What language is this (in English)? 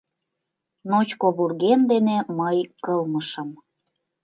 Mari